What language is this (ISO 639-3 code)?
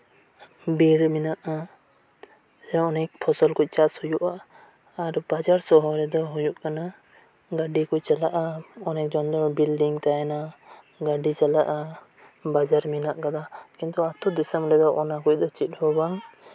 sat